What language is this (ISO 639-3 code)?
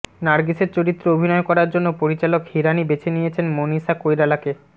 ben